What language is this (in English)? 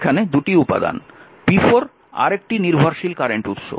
Bangla